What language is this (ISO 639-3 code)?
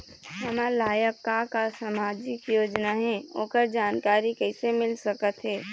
hne